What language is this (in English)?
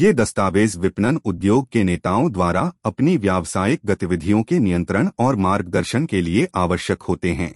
Hindi